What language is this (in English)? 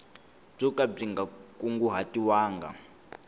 Tsonga